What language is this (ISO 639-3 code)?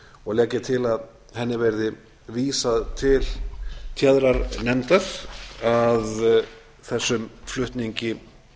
isl